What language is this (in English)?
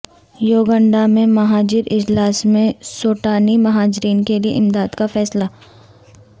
Urdu